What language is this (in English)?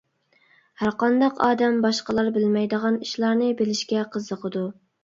Uyghur